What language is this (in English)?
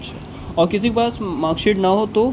Urdu